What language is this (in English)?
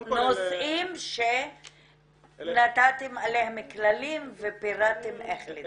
Hebrew